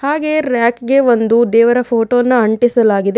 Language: Kannada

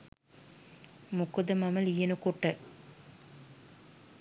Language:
Sinhala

